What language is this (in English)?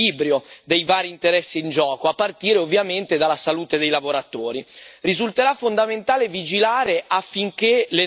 Italian